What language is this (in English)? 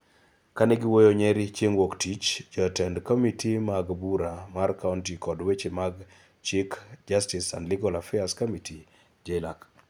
Luo (Kenya and Tanzania)